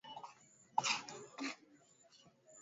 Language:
Swahili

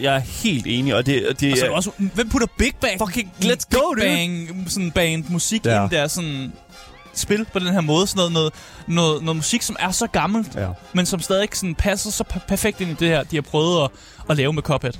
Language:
Danish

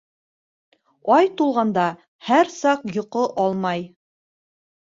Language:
Bashkir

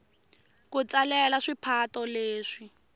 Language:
Tsonga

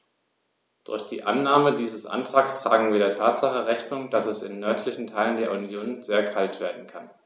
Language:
German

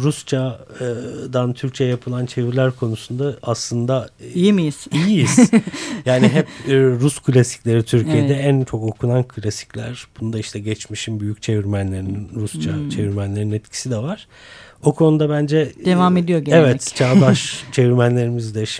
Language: Turkish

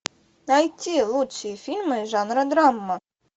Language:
Russian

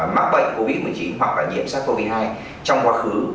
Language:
Vietnamese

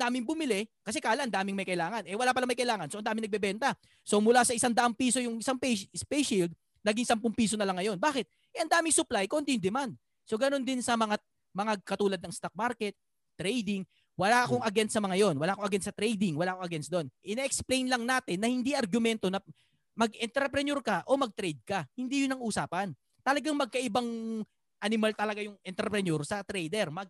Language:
Filipino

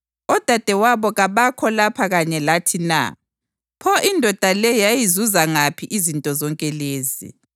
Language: North Ndebele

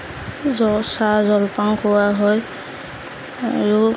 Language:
Assamese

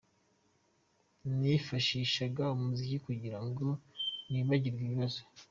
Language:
Kinyarwanda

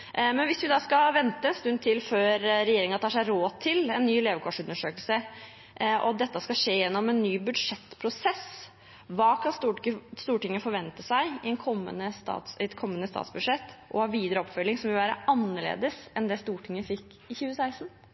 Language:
Norwegian Bokmål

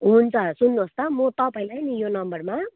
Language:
Nepali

